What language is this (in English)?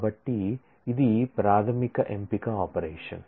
Telugu